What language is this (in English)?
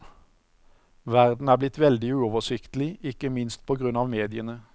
Norwegian